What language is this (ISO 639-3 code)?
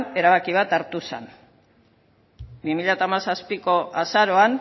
eus